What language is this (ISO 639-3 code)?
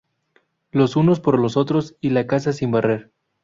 spa